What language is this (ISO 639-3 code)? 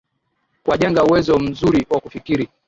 swa